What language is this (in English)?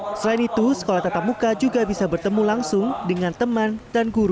Indonesian